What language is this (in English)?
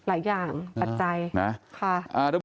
Thai